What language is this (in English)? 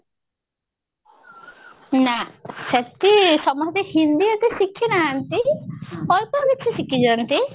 Odia